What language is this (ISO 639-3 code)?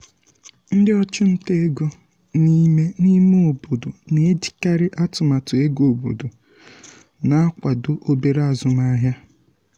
ibo